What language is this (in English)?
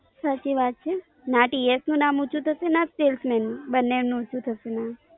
Gujarati